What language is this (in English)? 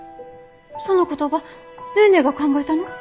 Japanese